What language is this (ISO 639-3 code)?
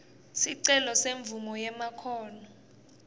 ssw